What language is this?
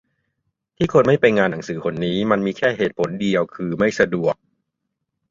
Thai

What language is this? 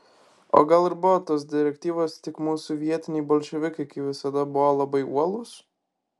Lithuanian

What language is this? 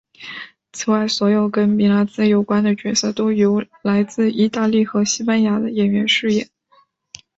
Chinese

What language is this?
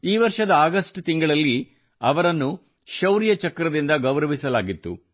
Kannada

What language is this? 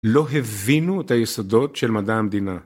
Hebrew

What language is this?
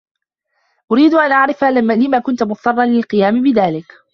Arabic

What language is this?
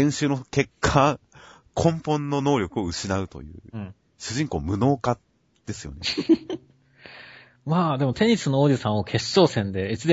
Japanese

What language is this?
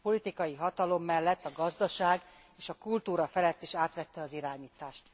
Hungarian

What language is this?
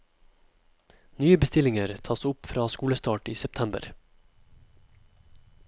Norwegian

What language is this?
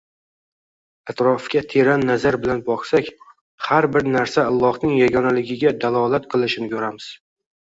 Uzbek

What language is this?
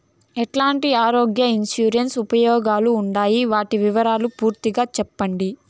Telugu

